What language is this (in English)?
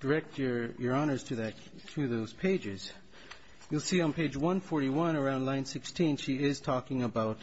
English